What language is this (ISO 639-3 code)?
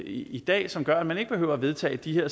dan